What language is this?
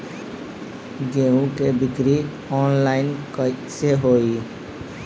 Bhojpuri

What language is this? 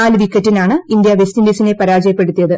Malayalam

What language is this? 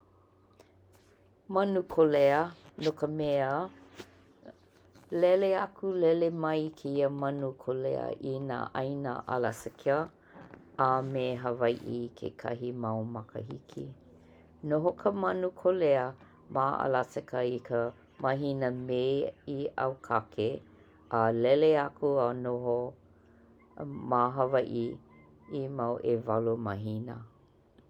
Hawaiian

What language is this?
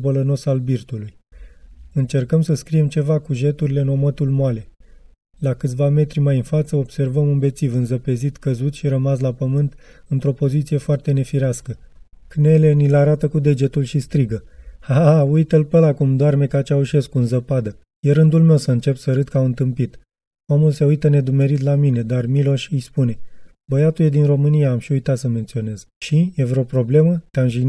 Romanian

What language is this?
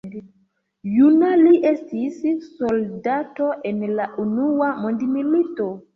Esperanto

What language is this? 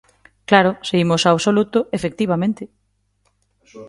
Galician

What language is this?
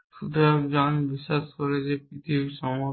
Bangla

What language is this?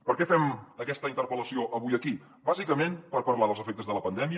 Catalan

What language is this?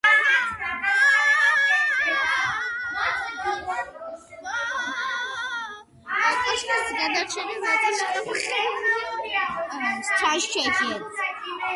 Georgian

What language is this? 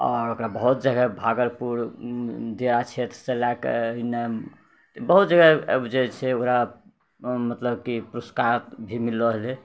Maithili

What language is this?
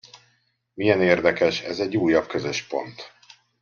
Hungarian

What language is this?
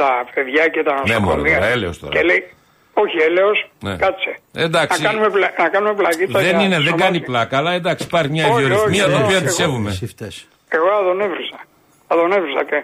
Greek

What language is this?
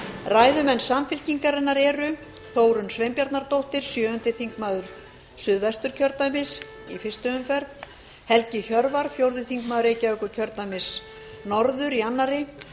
Icelandic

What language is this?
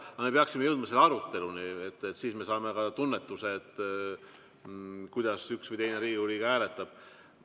Estonian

